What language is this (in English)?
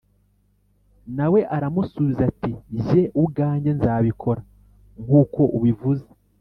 Kinyarwanda